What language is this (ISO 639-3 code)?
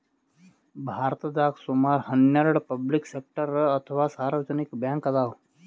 kan